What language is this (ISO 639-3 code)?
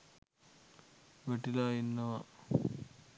sin